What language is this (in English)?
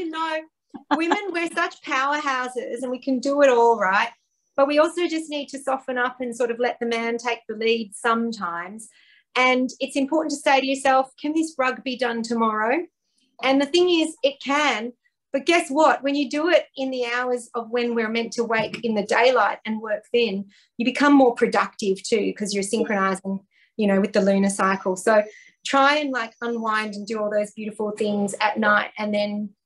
English